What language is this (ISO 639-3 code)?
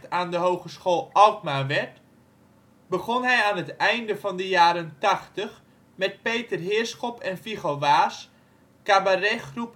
nld